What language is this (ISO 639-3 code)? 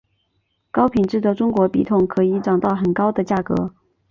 zho